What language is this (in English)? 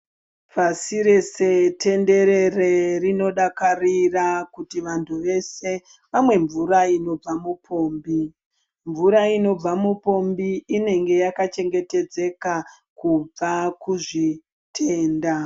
Ndau